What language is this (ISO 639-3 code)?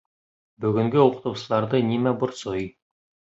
bak